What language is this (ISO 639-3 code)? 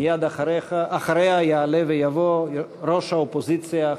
heb